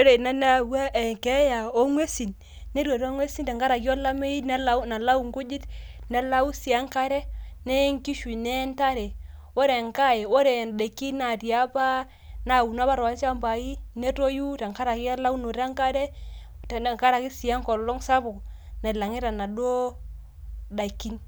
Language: Masai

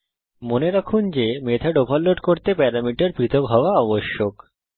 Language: Bangla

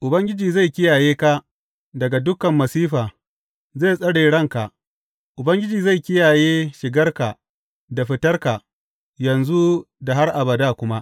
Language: Hausa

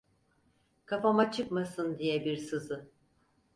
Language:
Turkish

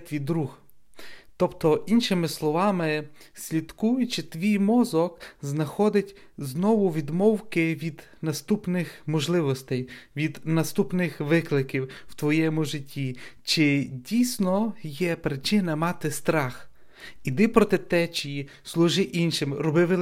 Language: Ukrainian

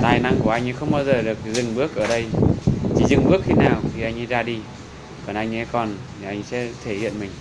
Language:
Vietnamese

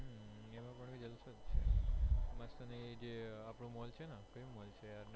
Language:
Gujarati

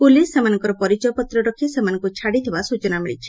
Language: Odia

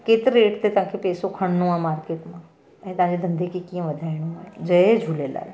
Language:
Sindhi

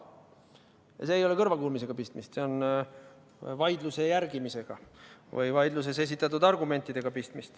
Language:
Estonian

